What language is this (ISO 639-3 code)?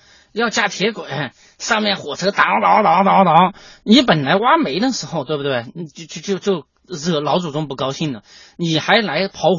zho